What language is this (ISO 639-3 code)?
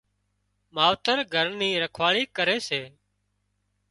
kxp